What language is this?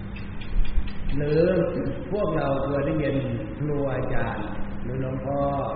Thai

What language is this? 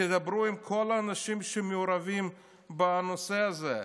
Hebrew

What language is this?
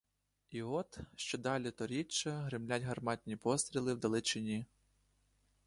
Ukrainian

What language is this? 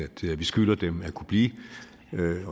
Danish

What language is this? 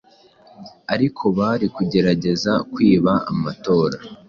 Kinyarwanda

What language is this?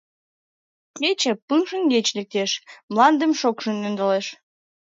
Mari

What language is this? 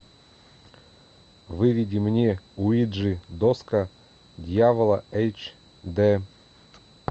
Russian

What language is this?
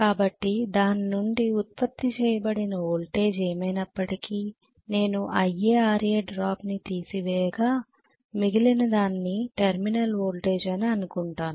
Telugu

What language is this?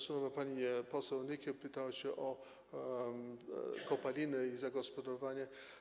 Polish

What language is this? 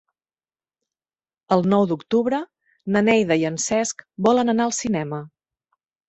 Catalan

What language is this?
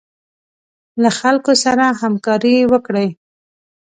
Pashto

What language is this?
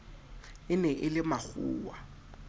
Southern Sotho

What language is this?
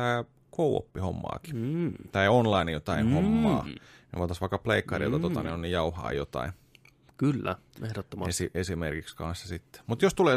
Finnish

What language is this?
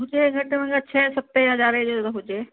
Sindhi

